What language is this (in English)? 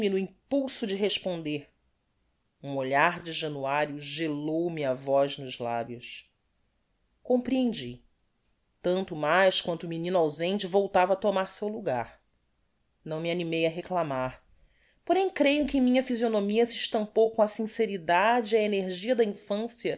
Portuguese